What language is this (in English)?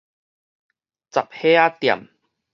Min Nan Chinese